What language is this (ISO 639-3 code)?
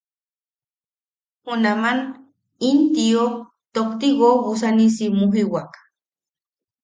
yaq